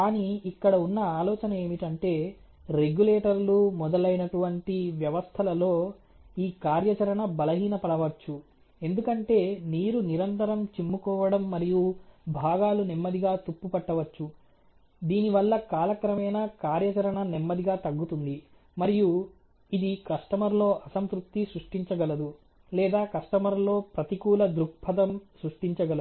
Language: Telugu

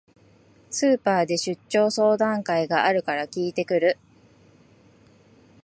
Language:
Japanese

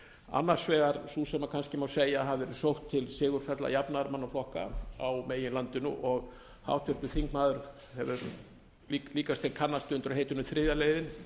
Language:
Icelandic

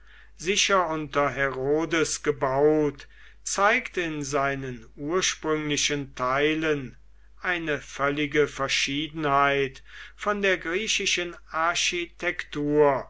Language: German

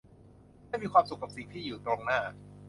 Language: Thai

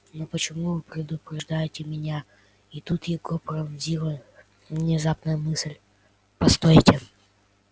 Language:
Russian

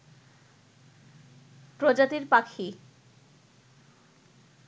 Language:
Bangla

